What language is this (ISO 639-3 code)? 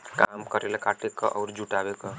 bho